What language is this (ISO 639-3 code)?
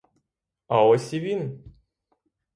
ukr